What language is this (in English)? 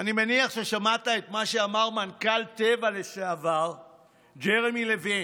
Hebrew